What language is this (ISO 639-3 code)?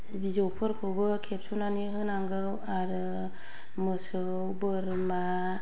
brx